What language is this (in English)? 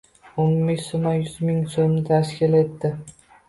Uzbek